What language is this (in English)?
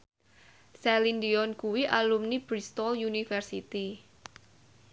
Javanese